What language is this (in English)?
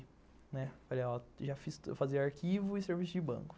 Portuguese